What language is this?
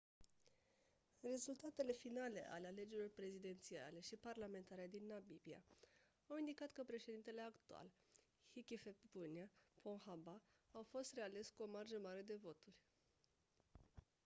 Romanian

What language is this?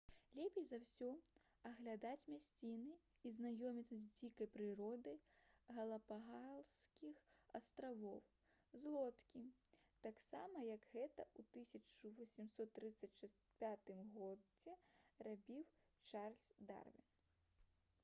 Belarusian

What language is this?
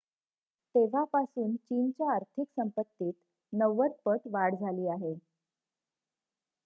Marathi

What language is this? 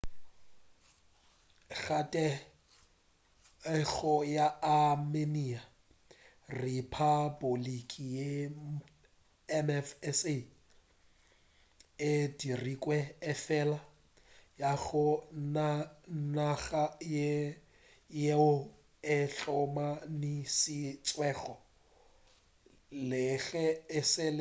Northern Sotho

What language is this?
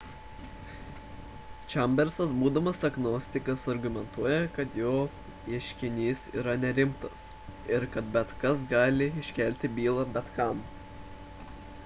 Lithuanian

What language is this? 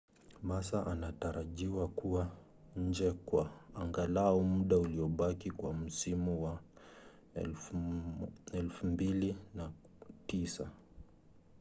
Swahili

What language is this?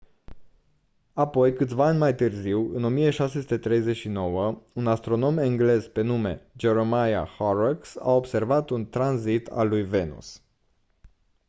Romanian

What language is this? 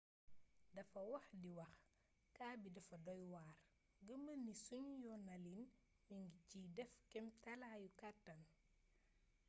Wolof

